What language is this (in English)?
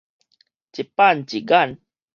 Min Nan Chinese